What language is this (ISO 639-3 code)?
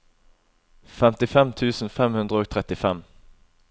nor